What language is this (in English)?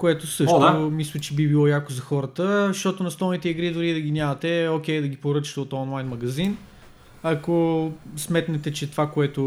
Bulgarian